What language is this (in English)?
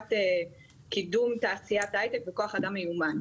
Hebrew